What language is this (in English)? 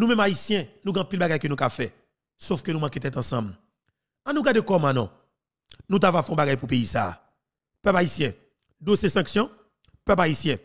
French